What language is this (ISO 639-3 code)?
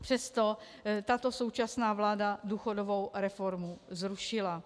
ces